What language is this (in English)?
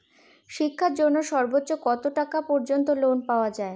Bangla